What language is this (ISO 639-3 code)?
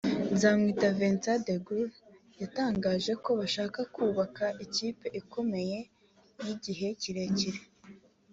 kin